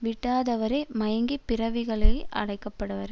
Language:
Tamil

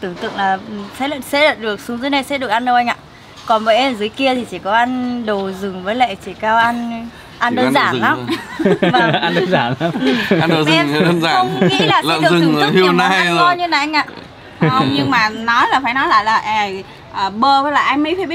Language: Vietnamese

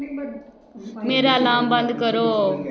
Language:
Dogri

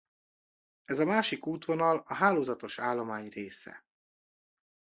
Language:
Hungarian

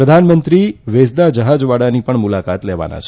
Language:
Gujarati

